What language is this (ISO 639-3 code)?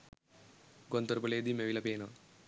sin